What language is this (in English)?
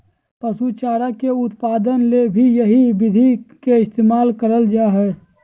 Magahi